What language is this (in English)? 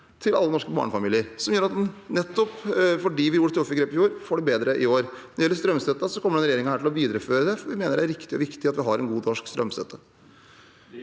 Norwegian